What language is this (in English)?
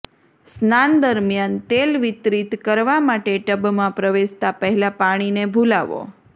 Gujarati